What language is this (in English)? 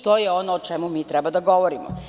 Serbian